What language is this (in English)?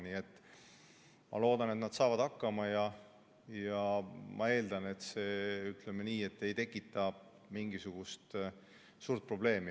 Estonian